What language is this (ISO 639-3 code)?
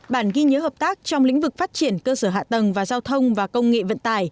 vie